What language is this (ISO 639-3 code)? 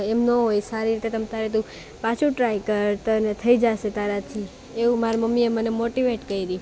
guj